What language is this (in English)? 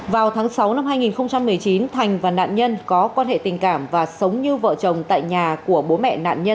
Vietnamese